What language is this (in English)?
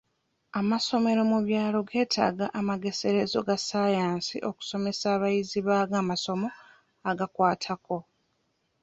Ganda